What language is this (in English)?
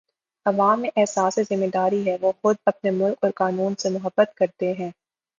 Urdu